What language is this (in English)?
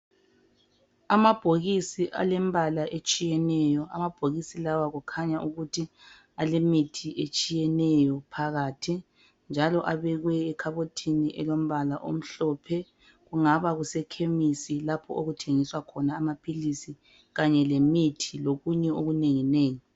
North Ndebele